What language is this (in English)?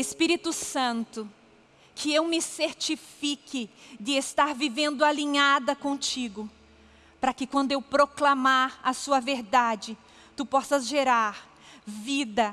Portuguese